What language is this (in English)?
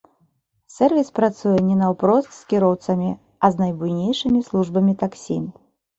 Belarusian